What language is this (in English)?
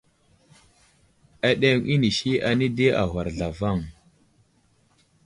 Wuzlam